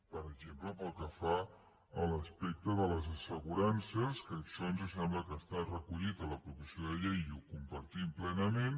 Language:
Catalan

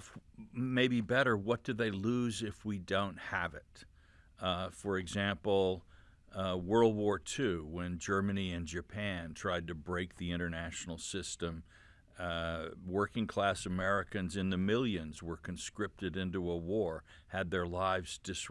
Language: English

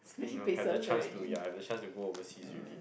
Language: English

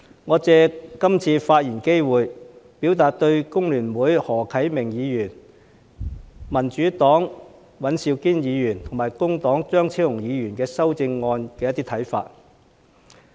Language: Cantonese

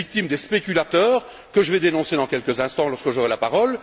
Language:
French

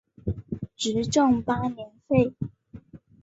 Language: Chinese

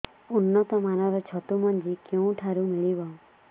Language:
Odia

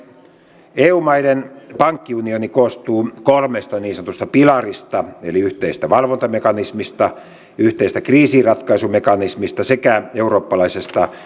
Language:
Finnish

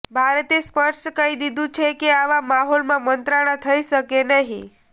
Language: Gujarati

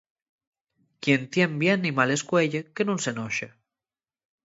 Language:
Asturian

